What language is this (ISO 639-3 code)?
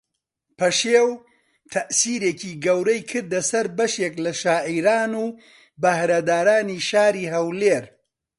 ckb